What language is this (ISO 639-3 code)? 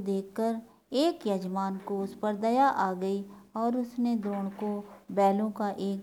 hin